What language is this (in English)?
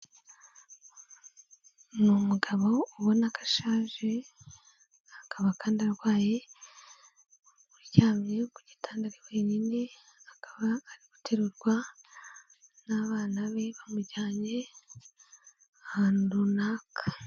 Kinyarwanda